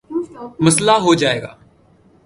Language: Urdu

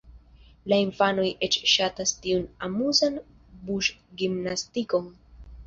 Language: Esperanto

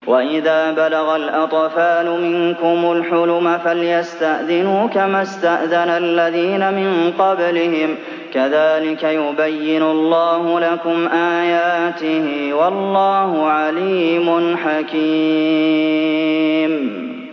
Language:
Arabic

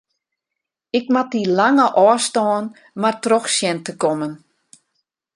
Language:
Western Frisian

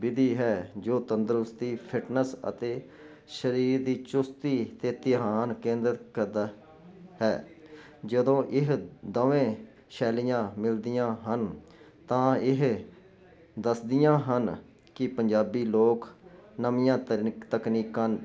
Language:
Punjabi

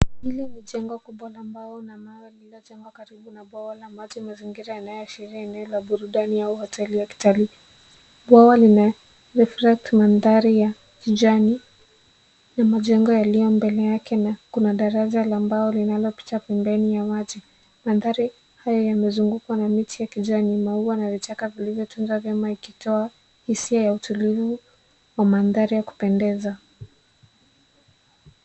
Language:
Swahili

